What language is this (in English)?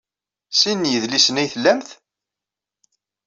Kabyle